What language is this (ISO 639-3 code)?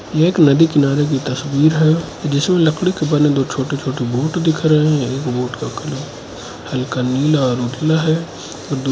hin